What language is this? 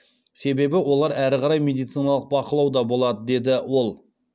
Kazakh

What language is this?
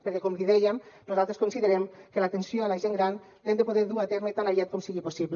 Catalan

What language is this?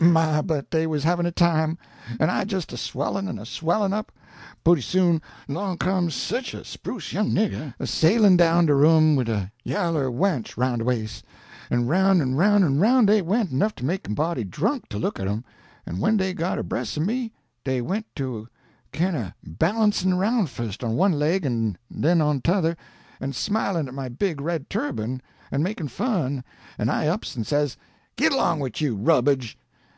English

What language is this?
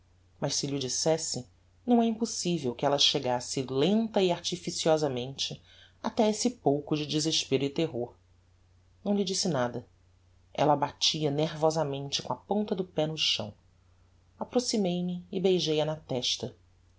Portuguese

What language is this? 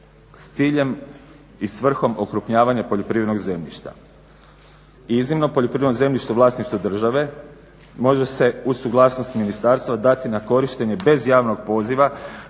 Croatian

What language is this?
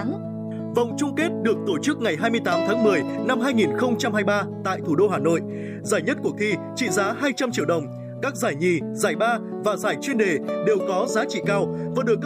Vietnamese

